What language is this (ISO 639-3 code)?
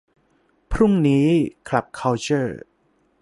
tha